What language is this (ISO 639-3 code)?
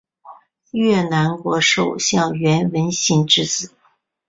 zho